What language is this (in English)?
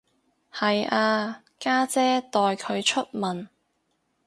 Cantonese